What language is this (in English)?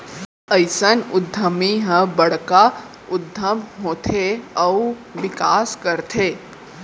Chhattisgarhi